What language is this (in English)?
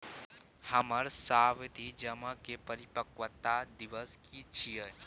Maithili